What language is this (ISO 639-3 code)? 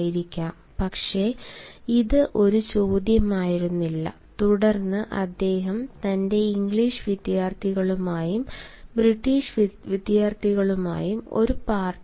mal